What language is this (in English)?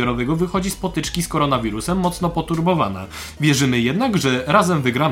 Polish